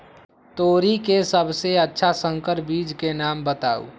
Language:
Magahi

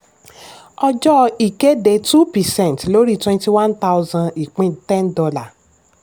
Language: Yoruba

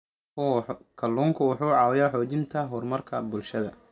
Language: Somali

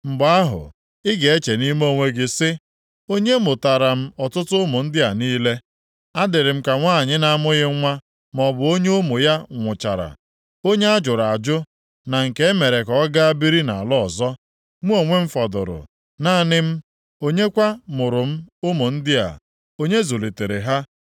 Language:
Igbo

